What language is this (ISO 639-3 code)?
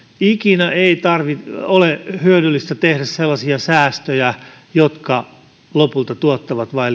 fin